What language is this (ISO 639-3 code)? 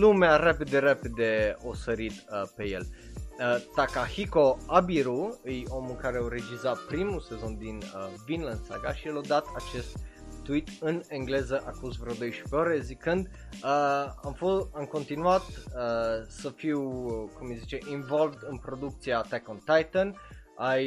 ron